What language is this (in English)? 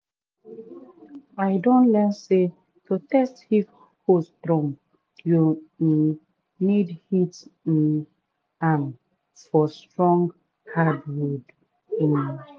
Nigerian Pidgin